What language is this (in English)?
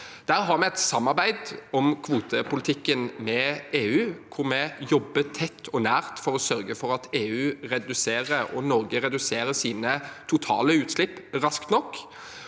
Norwegian